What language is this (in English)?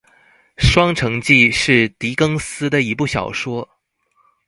Chinese